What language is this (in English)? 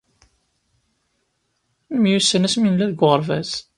Kabyle